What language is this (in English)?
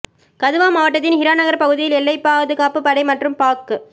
Tamil